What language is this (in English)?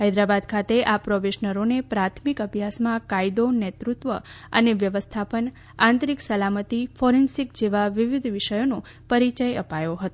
Gujarati